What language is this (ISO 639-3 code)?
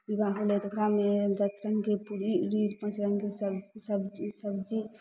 mai